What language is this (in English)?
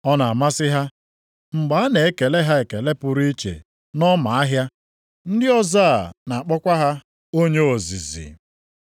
Igbo